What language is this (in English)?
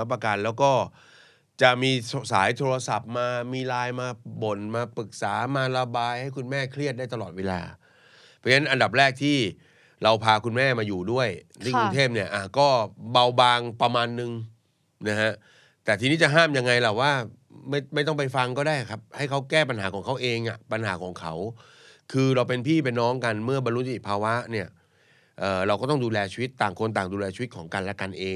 Thai